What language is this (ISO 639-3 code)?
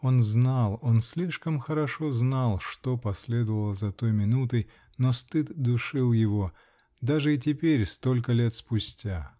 rus